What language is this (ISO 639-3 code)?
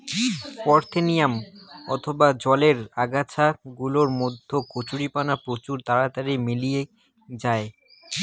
ben